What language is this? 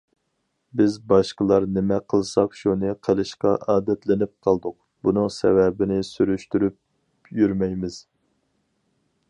Uyghur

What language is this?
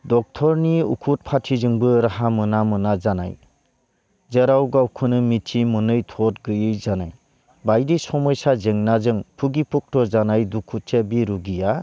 Bodo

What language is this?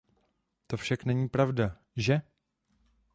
Czech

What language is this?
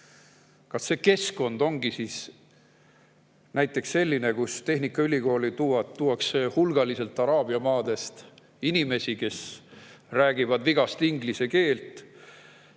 Estonian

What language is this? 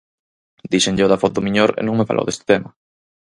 Galician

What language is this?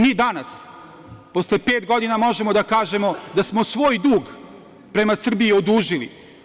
Serbian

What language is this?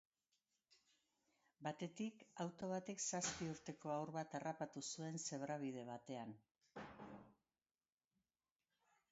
Basque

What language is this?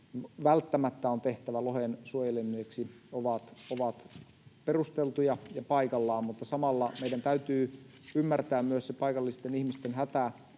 Finnish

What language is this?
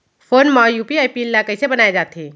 Chhattisgarhi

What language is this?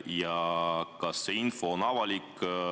Estonian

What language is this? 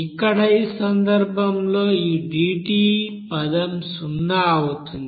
Telugu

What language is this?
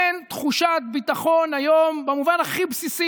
Hebrew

